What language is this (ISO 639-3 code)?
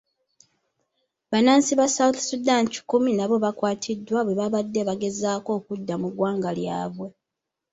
lug